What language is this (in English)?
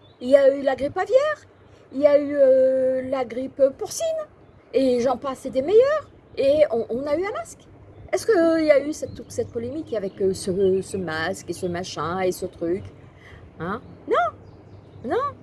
French